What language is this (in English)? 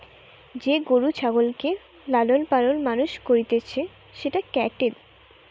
Bangla